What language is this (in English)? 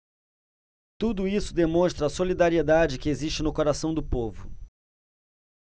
Portuguese